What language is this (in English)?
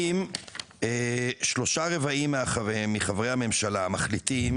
Hebrew